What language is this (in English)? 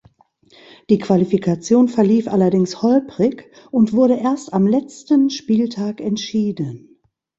German